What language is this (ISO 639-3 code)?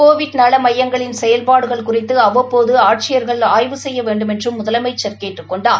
tam